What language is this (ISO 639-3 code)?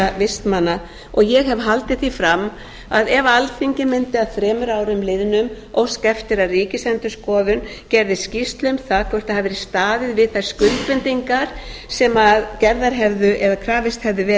isl